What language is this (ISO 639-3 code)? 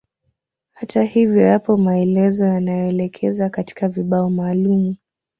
swa